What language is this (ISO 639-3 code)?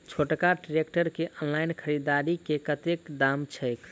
mai